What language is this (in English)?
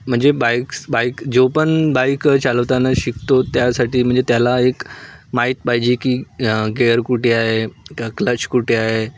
Marathi